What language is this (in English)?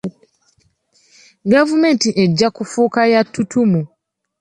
Ganda